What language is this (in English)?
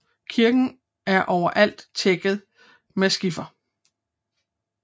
Danish